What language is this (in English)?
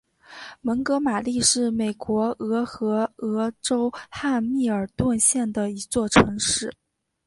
Chinese